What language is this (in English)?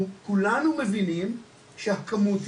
Hebrew